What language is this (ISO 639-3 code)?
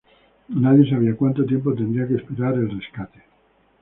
spa